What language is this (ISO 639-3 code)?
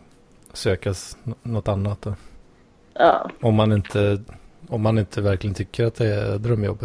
swe